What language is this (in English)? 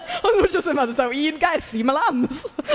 Welsh